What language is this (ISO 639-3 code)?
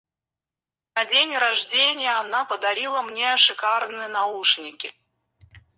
rus